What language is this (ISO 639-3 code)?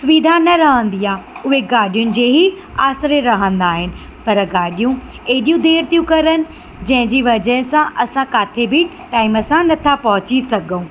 snd